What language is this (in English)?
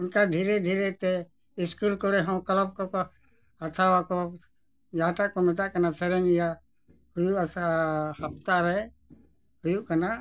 Santali